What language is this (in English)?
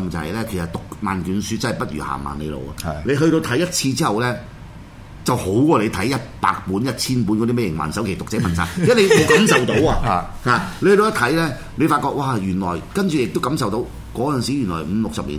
Chinese